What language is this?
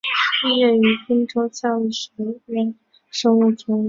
Chinese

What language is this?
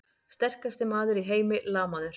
Icelandic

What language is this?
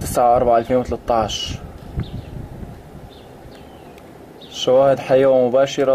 Arabic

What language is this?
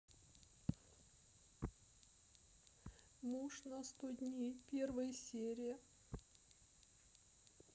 Russian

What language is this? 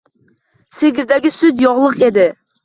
Uzbek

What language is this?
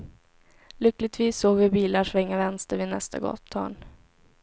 Swedish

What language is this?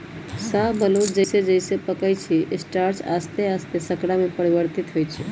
Magahi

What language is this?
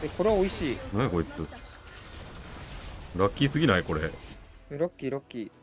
Japanese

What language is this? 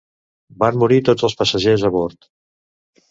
Catalan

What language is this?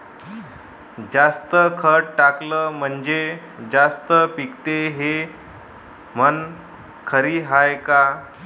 Marathi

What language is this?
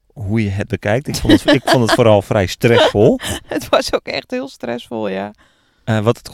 Dutch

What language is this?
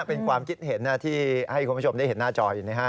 Thai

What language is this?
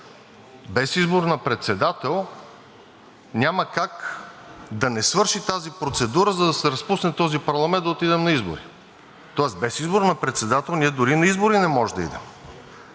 Bulgarian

